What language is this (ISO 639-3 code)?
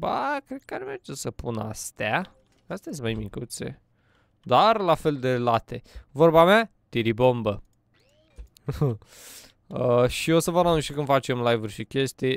ron